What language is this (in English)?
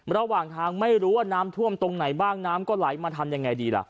Thai